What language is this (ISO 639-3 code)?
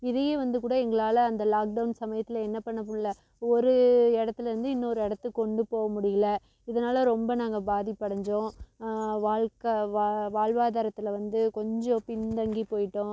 tam